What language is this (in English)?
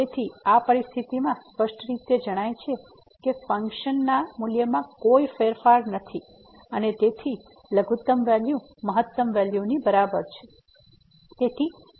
Gujarati